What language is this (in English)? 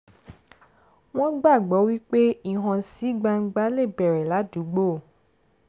Yoruba